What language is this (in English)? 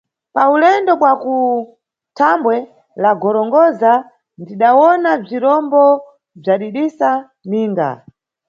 Nyungwe